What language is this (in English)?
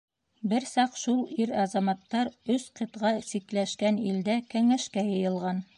Bashkir